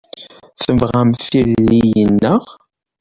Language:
Kabyle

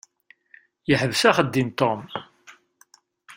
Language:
Kabyle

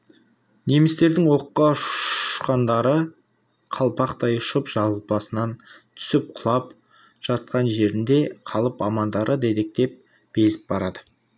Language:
Kazakh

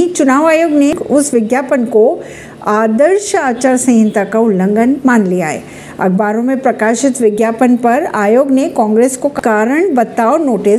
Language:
Hindi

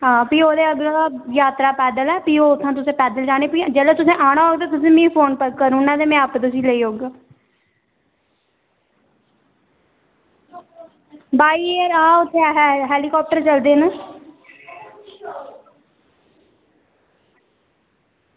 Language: Dogri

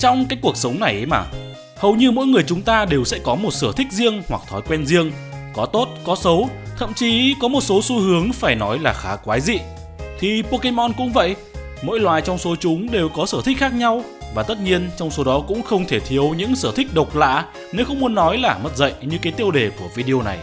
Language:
Vietnamese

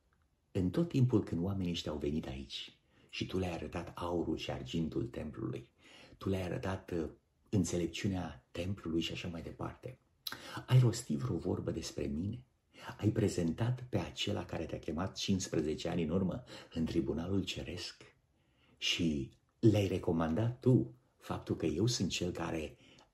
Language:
Romanian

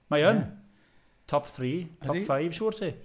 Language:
Welsh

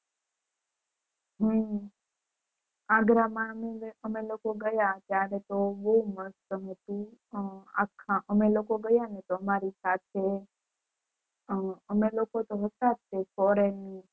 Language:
Gujarati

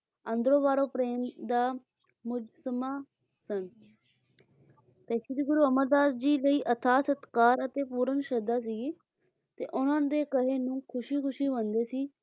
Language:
Punjabi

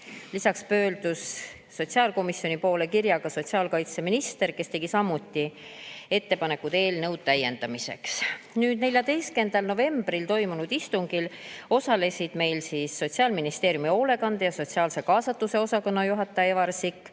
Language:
Estonian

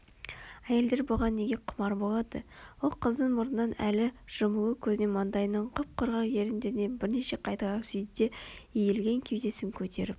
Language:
Kazakh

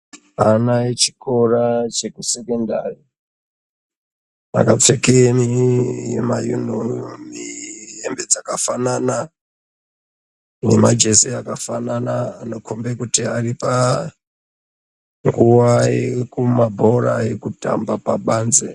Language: Ndau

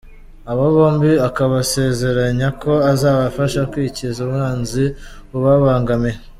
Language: Kinyarwanda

